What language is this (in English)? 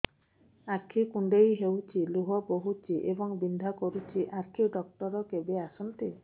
Odia